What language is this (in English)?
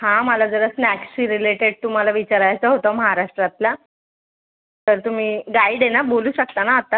Marathi